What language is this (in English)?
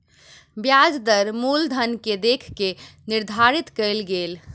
Maithili